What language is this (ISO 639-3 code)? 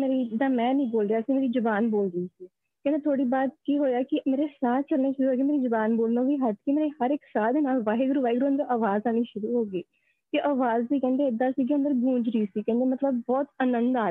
pan